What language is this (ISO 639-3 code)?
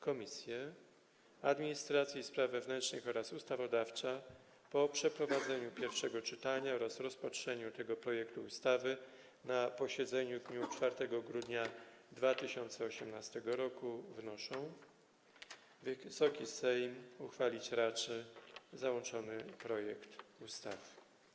pol